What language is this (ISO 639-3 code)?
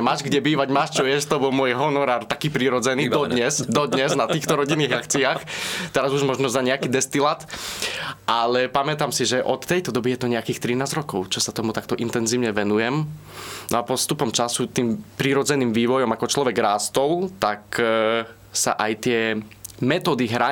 slk